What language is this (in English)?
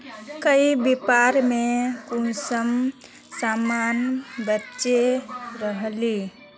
Magahi